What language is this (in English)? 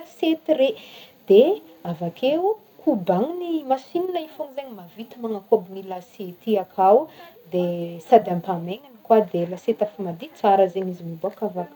Northern Betsimisaraka Malagasy